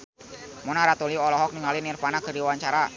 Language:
Sundanese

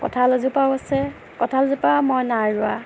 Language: Assamese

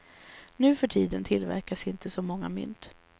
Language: Swedish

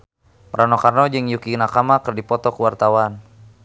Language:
Sundanese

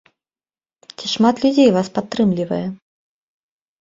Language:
Belarusian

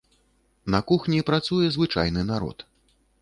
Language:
Belarusian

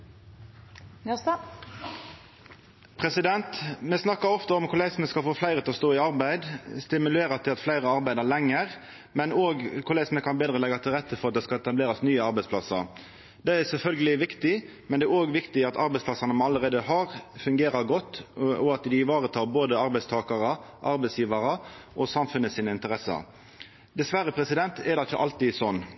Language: Norwegian Nynorsk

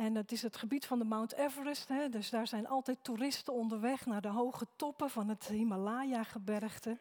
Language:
Dutch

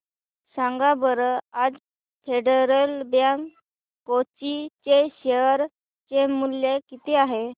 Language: Marathi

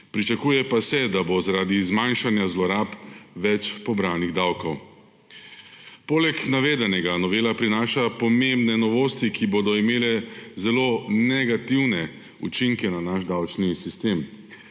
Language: Slovenian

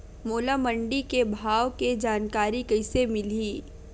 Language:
Chhattisgarhi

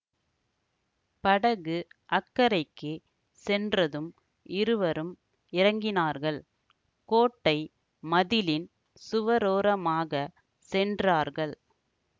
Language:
Tamil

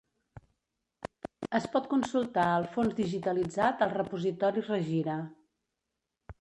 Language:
Catalan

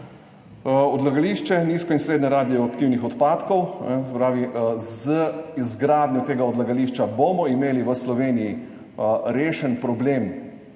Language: Slovenian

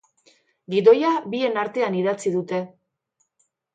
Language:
Basque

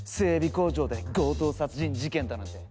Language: Japanese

